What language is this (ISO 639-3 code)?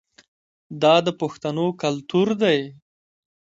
pus